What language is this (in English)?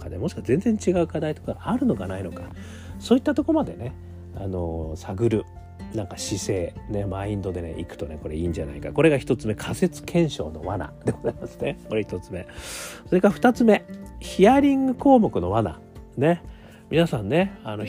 Japanese